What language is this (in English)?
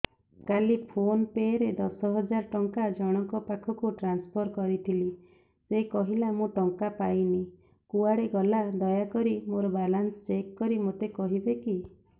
Odia